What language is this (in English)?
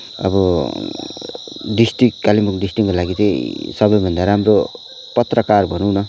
Nepali